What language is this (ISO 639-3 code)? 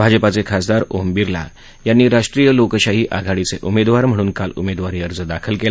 mar